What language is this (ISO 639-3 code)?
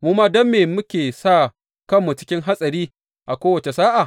hau